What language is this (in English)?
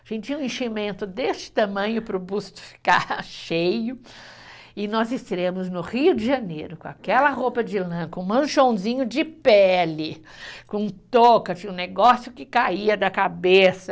Portuguese